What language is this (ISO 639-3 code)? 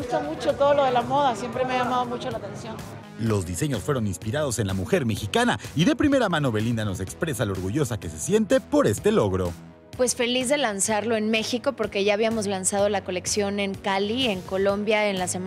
spa